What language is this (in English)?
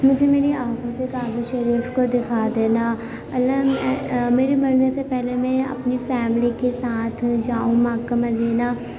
Urdu